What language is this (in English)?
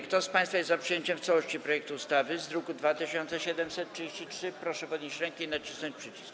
Polish